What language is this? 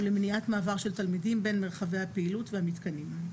Hebrew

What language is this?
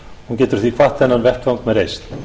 Icelandic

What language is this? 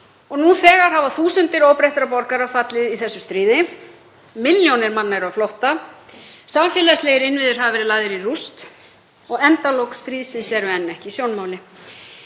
Icelandic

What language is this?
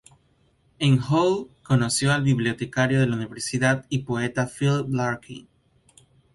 Spanish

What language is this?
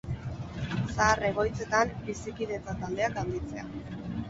Basque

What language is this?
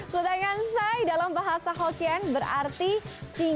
Indonesian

